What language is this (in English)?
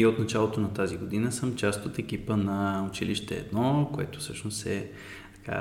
Bulgarian